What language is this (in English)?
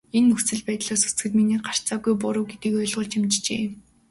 Mongolian